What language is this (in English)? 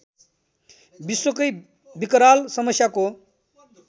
Nepali